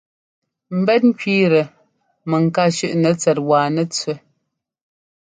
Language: Ngomba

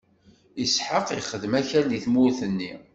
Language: Kabyle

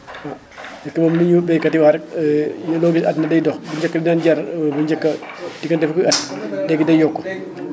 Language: Wolof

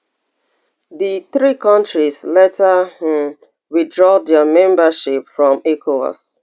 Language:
Nigerian Pidgin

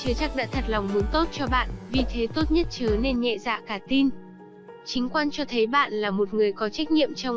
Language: Vietnamese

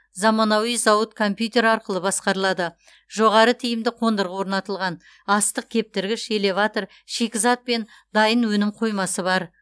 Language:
Kazakh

